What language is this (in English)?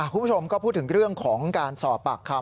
Thai